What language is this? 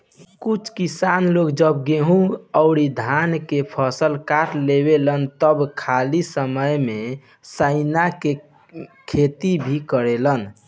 Bhojpuri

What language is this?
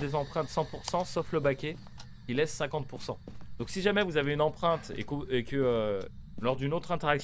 French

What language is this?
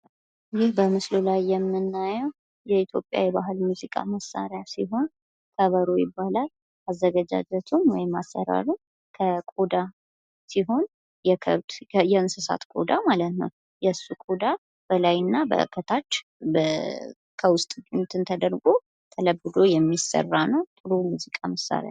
Amharic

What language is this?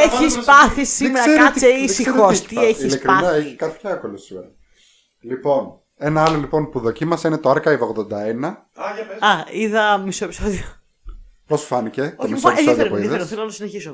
Greek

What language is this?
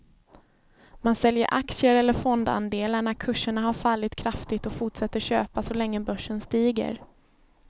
Swedish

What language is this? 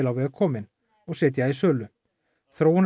Icelandic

